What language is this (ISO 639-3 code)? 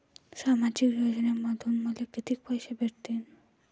mar